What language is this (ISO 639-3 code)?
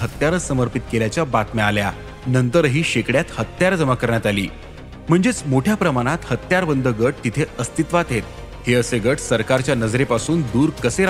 mar